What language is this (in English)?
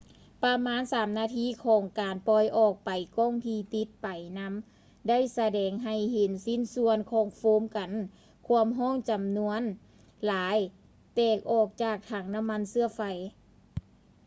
Lao